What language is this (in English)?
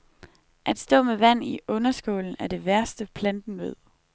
Danish